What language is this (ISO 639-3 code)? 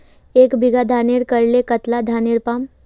mag